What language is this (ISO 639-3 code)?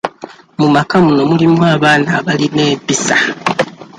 lug